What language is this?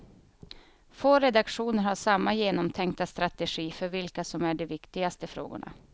Swedish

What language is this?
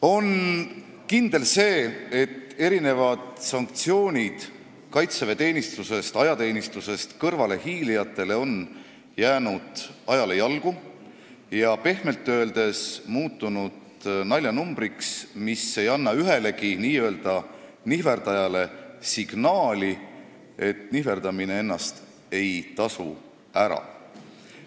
Estonian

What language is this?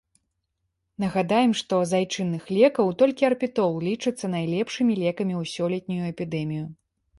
Belarusian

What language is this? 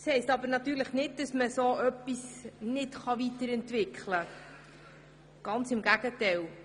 Swiss German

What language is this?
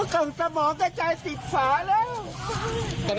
Thai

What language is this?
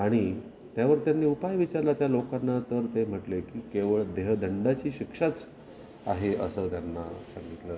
Marathi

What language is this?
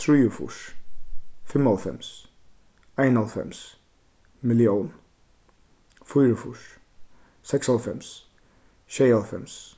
Faroese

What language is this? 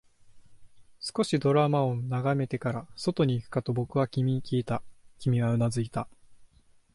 Japanese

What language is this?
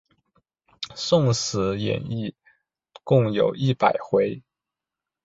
Chinese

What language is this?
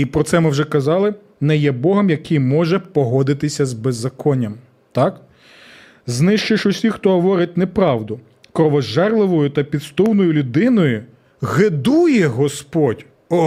Ukrainian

